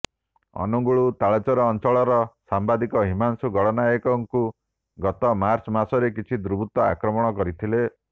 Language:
Odia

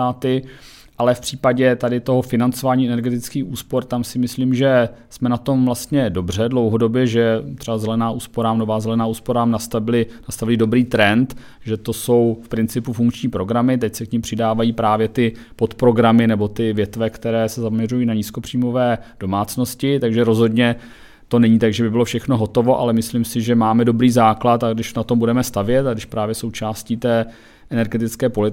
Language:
Czech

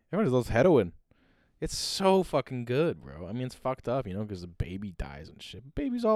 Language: English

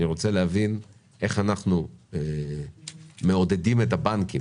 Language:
Hebrew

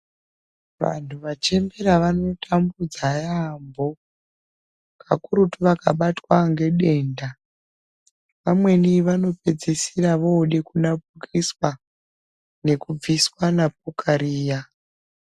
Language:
Ndau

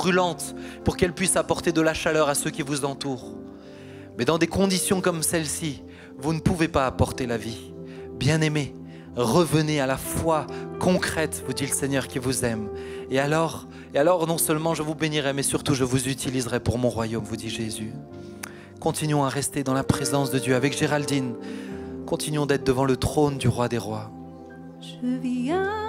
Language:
French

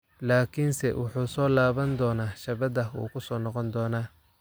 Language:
Somali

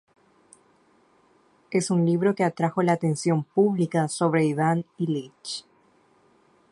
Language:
Spanish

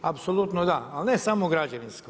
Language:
Croatian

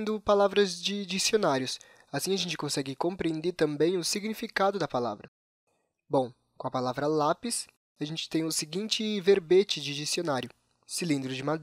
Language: Portuguese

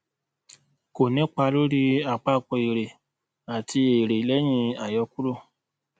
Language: Yoruba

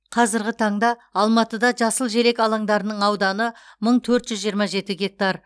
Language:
Kazakh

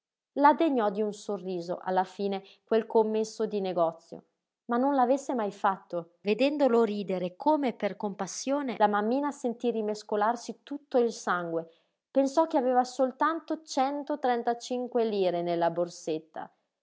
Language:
Italian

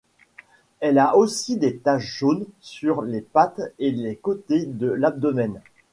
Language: French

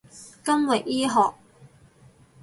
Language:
Cantonese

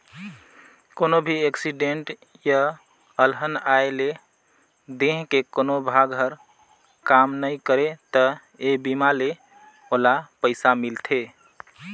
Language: Chhattisgarhi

